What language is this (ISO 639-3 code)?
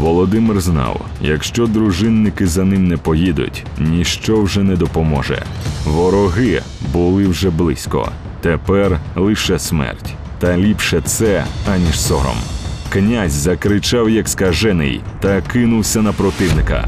ukr